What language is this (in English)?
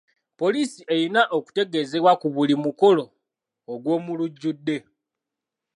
Ganda